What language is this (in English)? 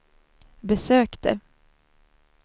Swedish